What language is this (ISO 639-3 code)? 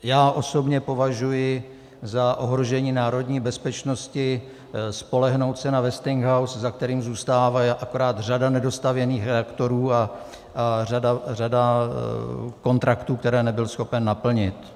ces